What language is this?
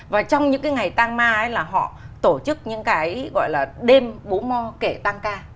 Vietnamese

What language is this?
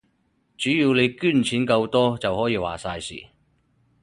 Cantonese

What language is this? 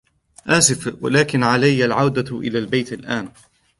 Arabic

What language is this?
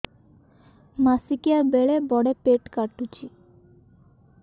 Odia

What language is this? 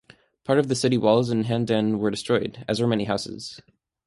English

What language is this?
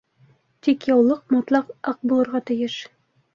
Bashkir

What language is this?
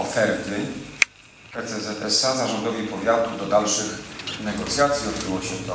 Polish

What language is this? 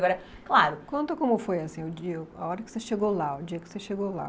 Portuguese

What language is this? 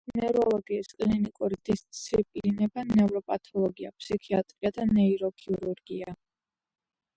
Georgian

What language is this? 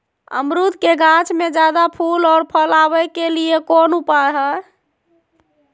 Magahi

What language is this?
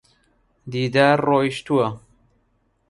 Central Kurdish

